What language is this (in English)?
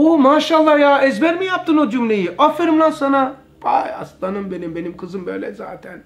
Turkish